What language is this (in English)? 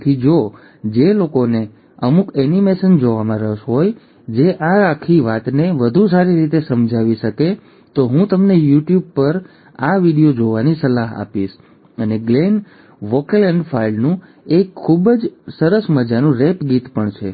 Gujarati